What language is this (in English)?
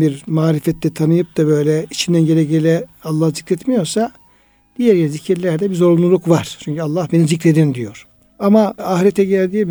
Turkish